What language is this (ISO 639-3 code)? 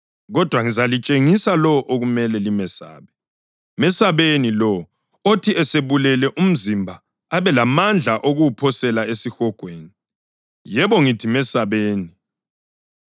nde